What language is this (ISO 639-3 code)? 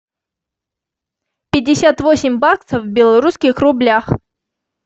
rus